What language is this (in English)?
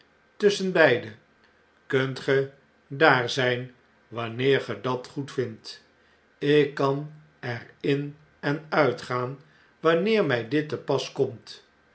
Dutch